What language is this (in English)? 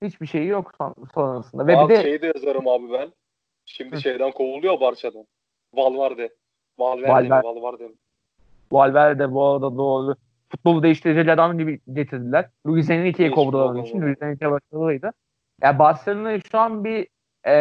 Turkish